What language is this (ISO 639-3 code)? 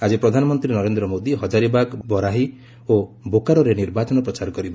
ori